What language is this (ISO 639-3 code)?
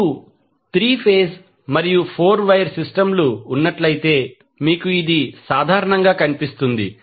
tel